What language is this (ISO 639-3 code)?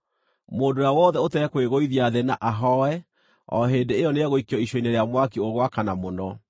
kik